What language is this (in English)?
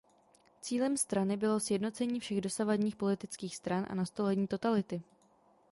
Czech